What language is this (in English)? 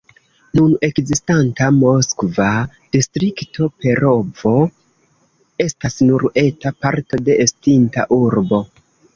Esperanto